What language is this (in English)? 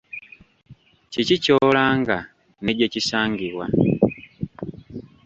Ganda